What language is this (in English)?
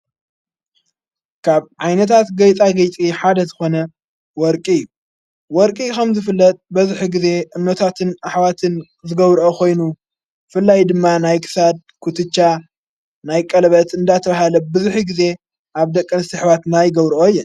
Tigrinya